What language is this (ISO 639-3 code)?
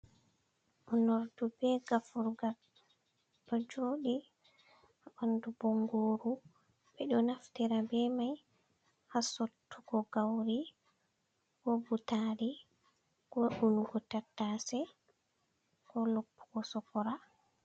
ful